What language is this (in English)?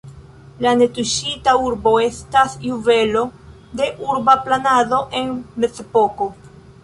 Esperanto